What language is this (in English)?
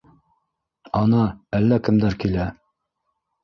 Bashkir